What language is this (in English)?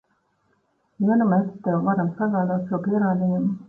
Latvian